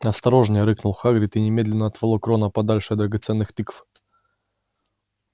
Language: Russian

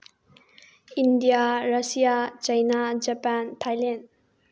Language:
Manipuri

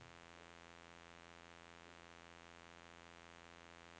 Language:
Norwegian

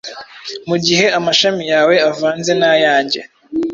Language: Kinyarwanda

